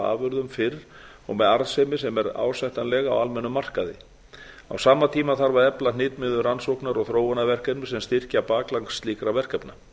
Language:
Icelandic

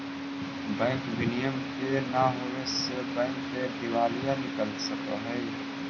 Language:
Magahi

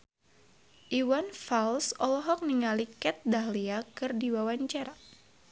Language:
Sundanese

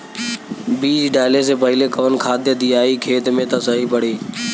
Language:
Bhojpuri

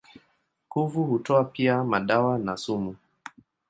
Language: Swahili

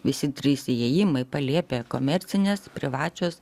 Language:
Lithuanian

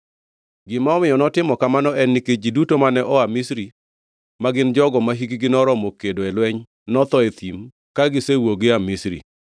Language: Luo (Kenya and Tanzania)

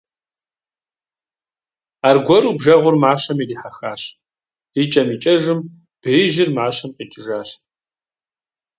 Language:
Kabardian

